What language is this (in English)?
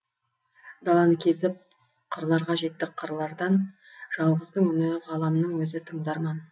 Kazakh